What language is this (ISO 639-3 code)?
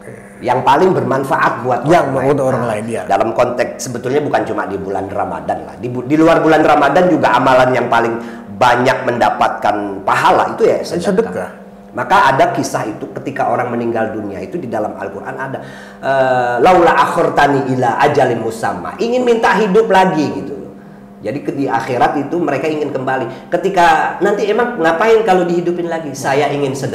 ind